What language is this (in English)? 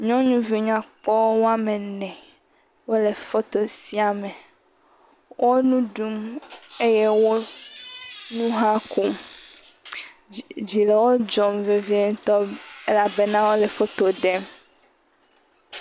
Ewe